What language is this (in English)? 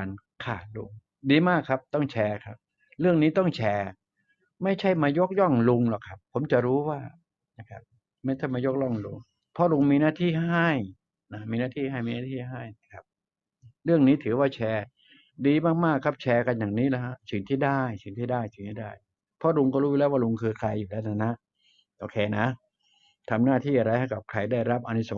Thai